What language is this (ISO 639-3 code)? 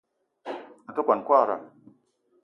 eto